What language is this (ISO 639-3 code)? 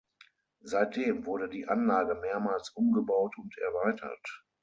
deu